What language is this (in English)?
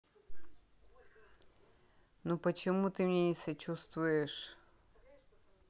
Russian